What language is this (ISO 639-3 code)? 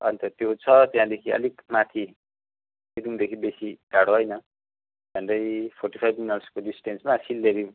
nep